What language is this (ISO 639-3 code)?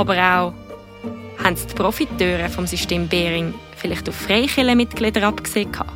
deu